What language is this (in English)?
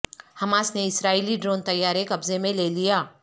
Urdu